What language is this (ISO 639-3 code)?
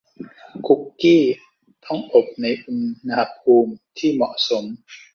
tha